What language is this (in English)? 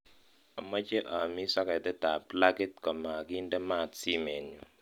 Kalenjin